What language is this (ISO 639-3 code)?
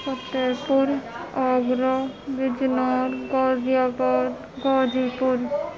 urd